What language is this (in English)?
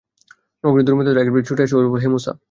Bangla